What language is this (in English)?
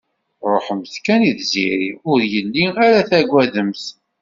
Kabyle